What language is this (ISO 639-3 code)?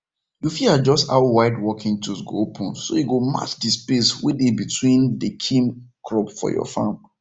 pcm